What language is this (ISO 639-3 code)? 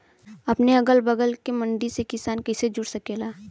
bho